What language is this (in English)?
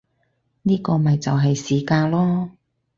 Cantonese